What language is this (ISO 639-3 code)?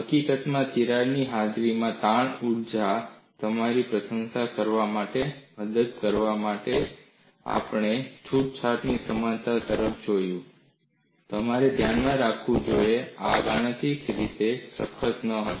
guj